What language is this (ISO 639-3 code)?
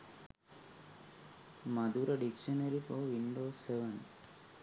sin